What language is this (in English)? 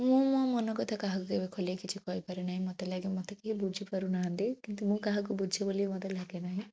Odia